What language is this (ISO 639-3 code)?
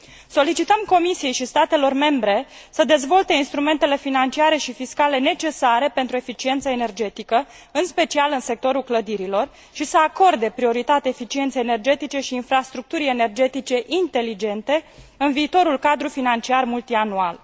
ron